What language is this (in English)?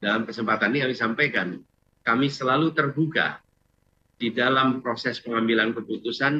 Indonesian